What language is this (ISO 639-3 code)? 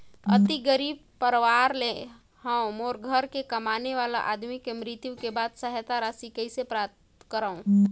hne